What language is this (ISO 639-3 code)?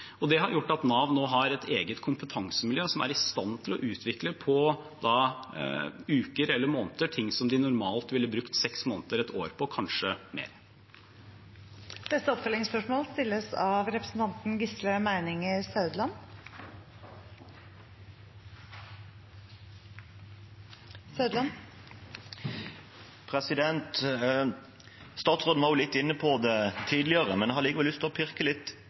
nor